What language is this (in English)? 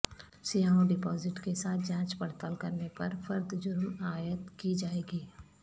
Urdu